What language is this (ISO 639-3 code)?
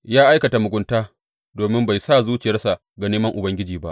hau